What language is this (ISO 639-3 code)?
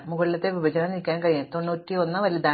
mal